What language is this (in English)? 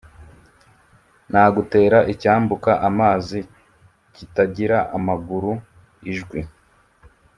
Kinyarwanda